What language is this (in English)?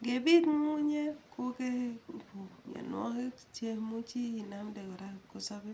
Kalenjin